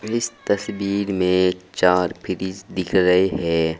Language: Hindi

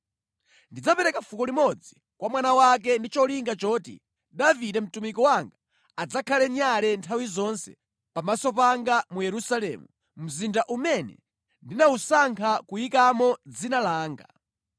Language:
Nyanja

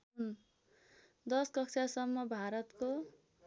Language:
Nepali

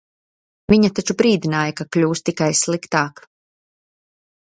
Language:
Latvian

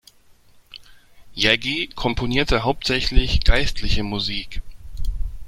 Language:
German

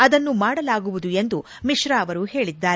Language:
Kannada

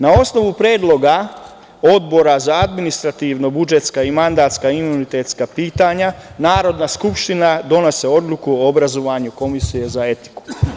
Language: Serbian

